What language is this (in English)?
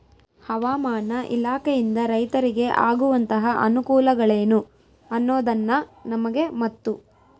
Kannada